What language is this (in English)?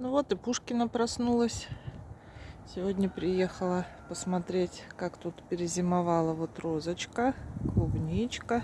Russian